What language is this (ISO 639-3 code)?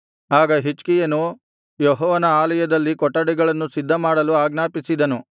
kan